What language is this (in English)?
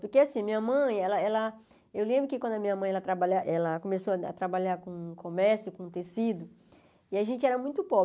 Portuguese